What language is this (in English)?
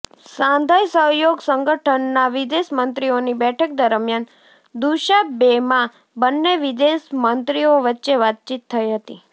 Gujarati